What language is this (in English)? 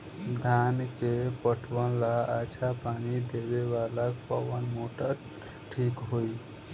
Bhojpuri